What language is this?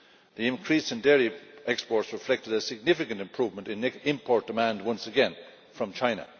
English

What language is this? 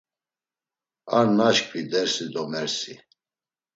Laz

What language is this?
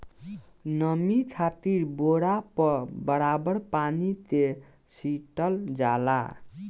Bhojpuri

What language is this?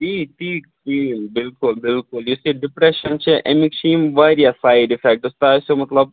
Kashmiri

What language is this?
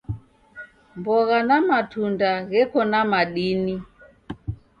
Taita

